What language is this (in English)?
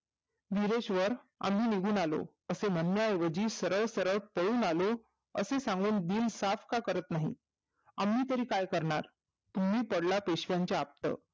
Marathi